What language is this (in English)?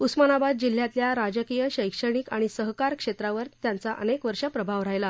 Marathi